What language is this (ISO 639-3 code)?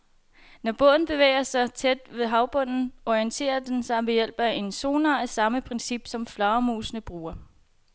dan